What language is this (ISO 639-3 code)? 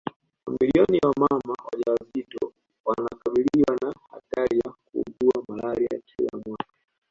swa